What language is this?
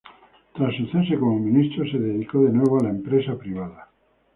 Spanish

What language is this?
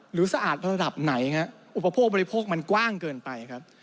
Thai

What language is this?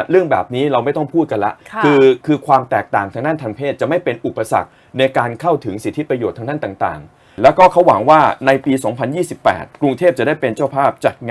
Thai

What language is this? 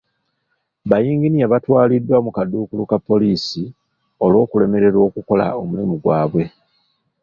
Ganda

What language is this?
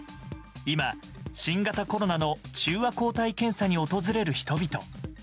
Japanese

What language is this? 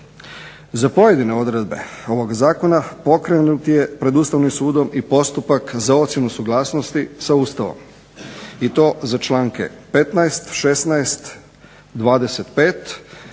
Croatian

